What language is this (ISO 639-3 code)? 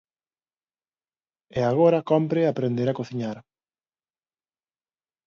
glg